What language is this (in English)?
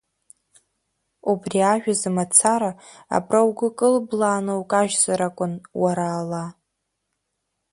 Abkhazian